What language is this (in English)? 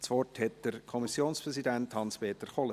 Swiss German